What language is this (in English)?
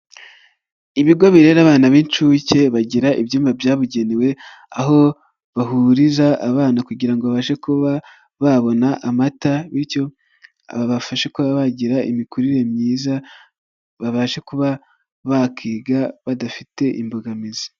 Kinyarwanda